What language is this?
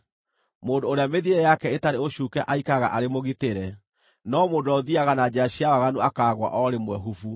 Kikuyu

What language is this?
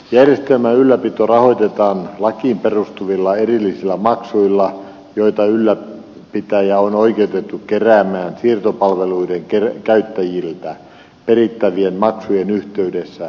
Finnish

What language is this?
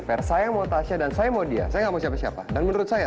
Indonesian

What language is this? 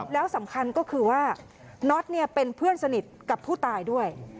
Thai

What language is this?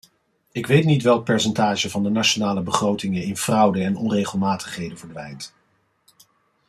Dutch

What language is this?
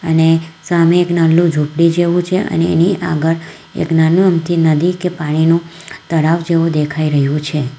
Gujarati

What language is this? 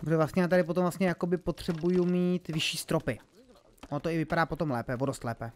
Czech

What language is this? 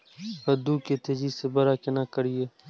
Maithili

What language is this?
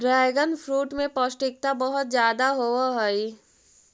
Magahi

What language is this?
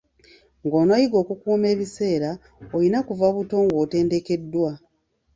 Ganda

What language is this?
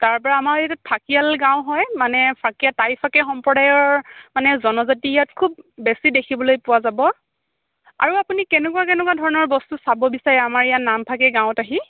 Assamese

